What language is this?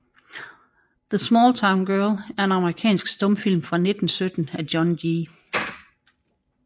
Danish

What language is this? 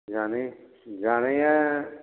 Bodo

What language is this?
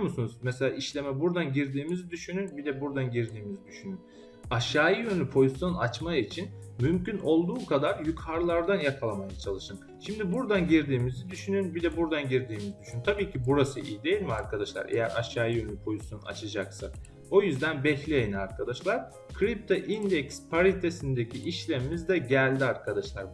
Turkish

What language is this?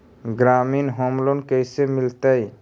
Magahi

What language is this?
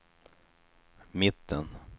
Swedish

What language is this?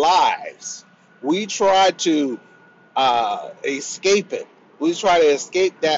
English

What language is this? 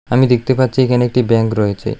Bangla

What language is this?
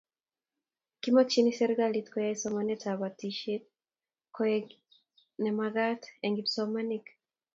Kalenjin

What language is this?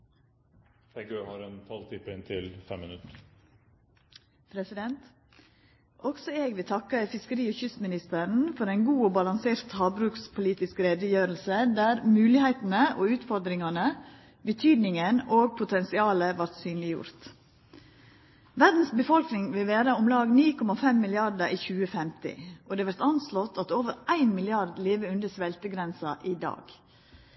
Norwegian Nynorsk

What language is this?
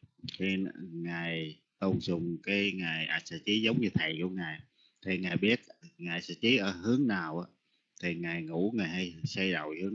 Vietnamese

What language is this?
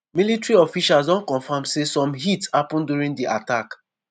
Nigerian Pidgin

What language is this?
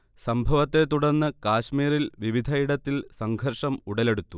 Malayalam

